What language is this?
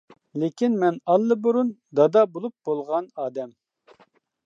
Uyghur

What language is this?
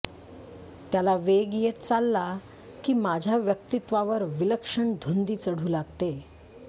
Marathi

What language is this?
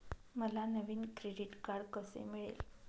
Marathi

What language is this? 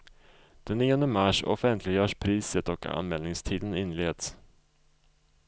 Swedish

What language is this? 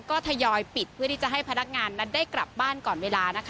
Thai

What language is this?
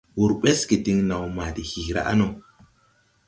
Tupuri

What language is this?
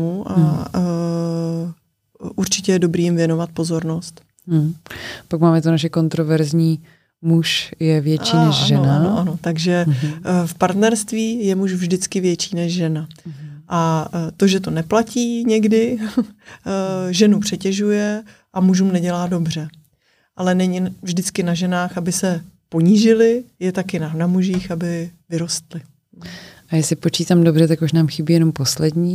Czech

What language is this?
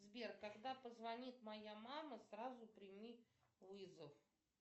Russian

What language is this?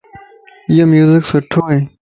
Lasi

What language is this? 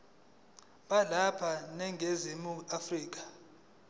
Zulu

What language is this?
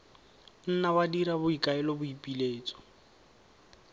Tswana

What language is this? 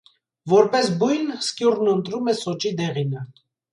Armenian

